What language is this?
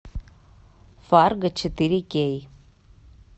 Russian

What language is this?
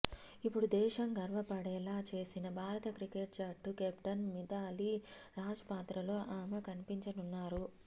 Telugu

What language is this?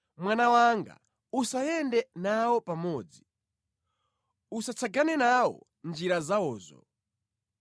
Nyanja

